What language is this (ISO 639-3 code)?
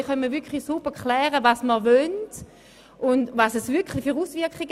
gsw